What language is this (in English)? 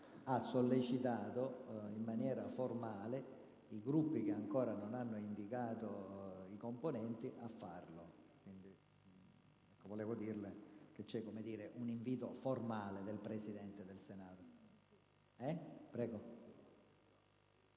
Italian